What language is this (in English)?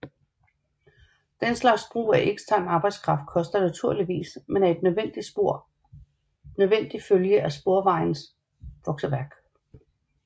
Danish